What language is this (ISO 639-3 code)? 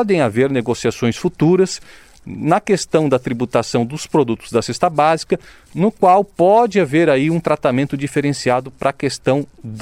por